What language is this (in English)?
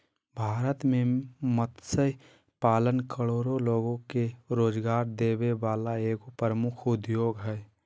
Magahi